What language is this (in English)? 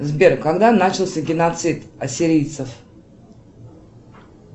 Russian